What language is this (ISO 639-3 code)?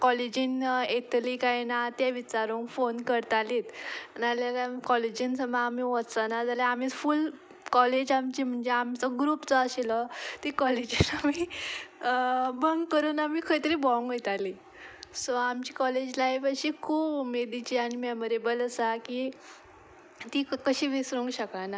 kok